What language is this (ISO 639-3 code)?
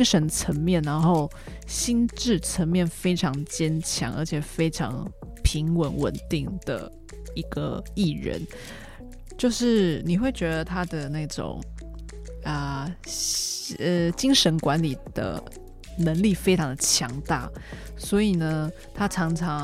zho